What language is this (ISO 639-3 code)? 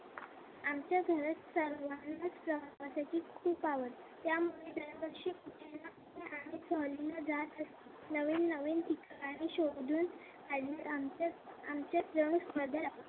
mar